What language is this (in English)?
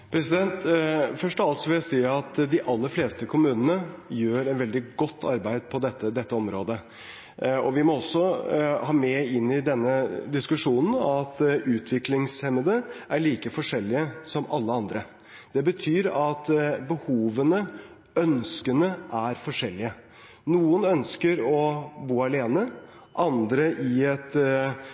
Norwegian Bokmål